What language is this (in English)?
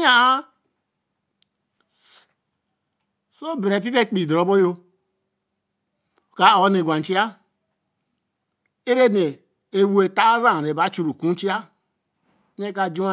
Eleme